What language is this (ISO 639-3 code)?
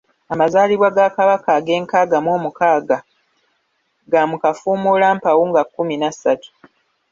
lug